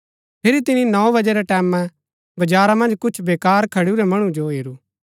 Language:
Gaddi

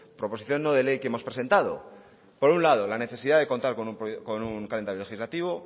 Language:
Spanish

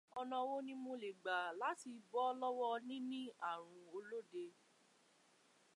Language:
Yoruba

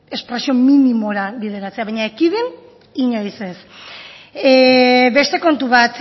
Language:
Basque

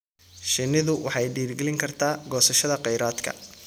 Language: Somali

